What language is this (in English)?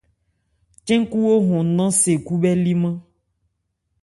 Ebrié